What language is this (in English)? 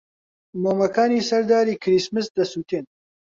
Central Kurdish